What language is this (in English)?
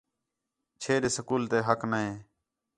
Khetrani